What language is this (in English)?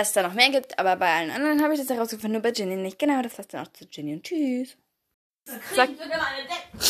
German